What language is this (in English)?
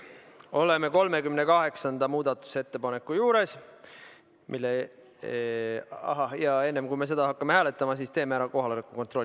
Estonian